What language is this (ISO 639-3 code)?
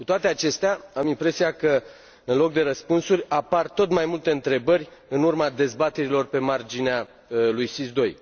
ron